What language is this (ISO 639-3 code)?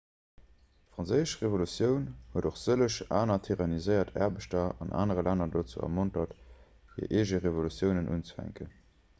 ltz